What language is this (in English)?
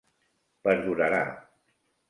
Catalan